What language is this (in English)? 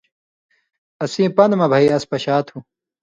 Indus Kohistani